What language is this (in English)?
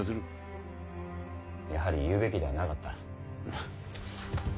Japanese